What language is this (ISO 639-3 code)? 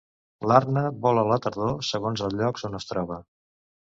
cat